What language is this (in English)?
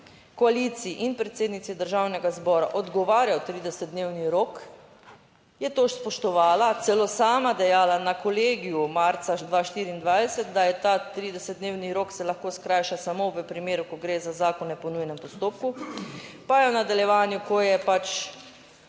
Slovenian